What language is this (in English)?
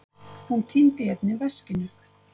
Icelandic